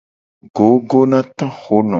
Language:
Gen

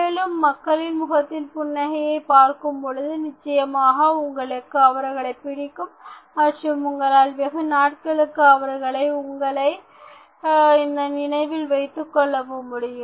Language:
Tamil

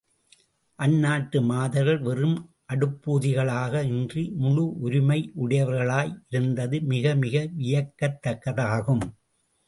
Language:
Tamil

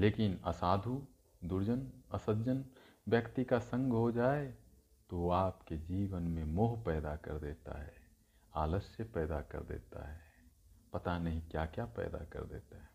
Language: Hindi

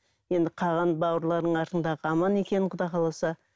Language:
Kazakh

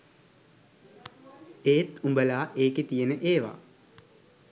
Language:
Sinhala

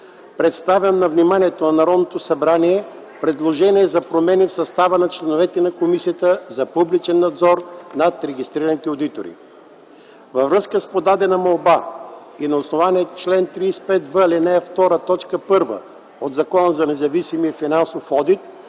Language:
Bulgarian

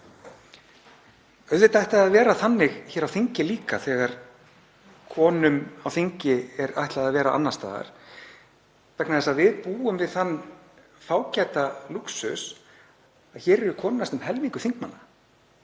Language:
Icelandic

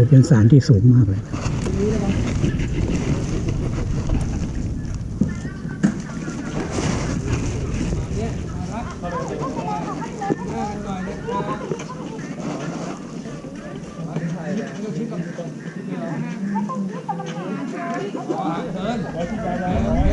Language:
Thai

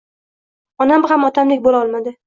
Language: Uzbek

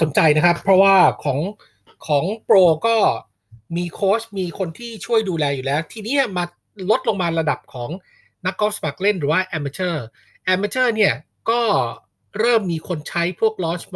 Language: Thai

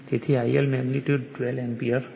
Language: Gujarati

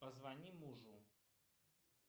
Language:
Russian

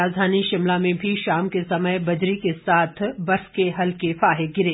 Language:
Hindi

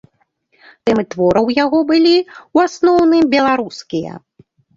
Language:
Belarusian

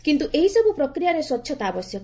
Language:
Odia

